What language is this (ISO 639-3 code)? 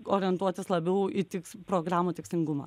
lit